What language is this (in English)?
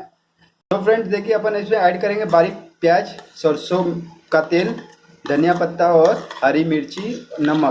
Hindi